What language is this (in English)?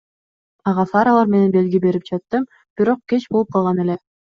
Kyrgyz